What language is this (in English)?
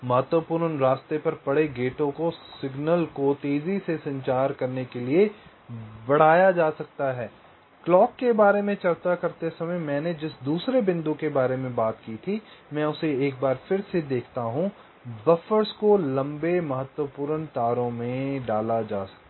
Hindi